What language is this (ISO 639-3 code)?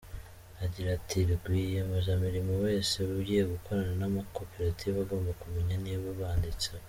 kin